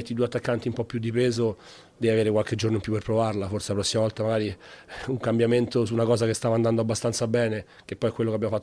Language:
Hungarian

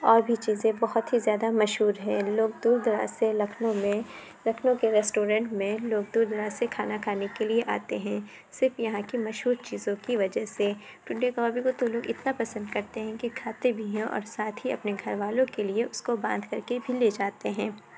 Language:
Urdu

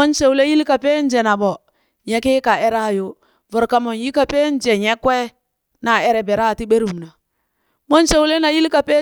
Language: Burak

